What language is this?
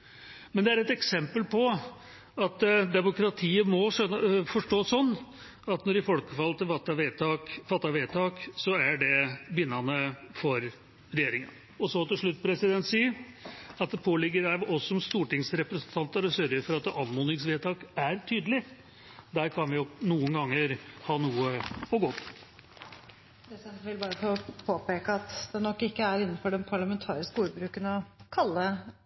Norwegian Bokmål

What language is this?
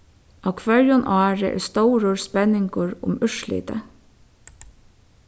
Faroese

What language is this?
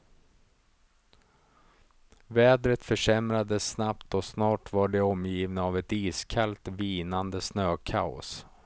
Swedish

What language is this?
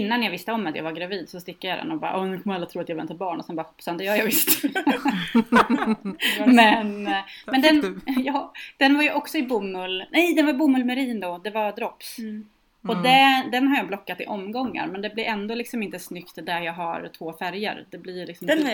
Swedish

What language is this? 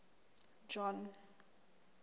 Southern Sotho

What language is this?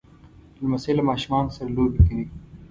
Pashto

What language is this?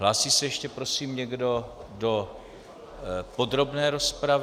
Czech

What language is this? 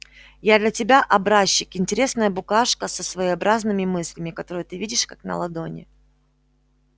Russian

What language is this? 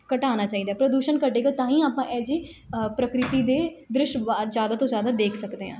Punjabi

